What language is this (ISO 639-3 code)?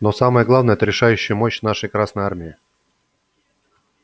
rus